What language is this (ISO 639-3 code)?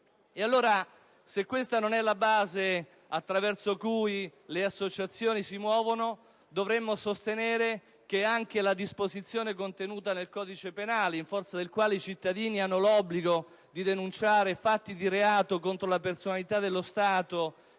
ita